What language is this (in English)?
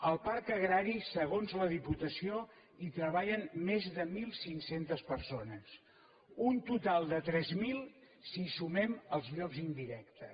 Catalan